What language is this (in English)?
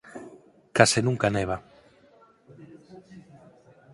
Galician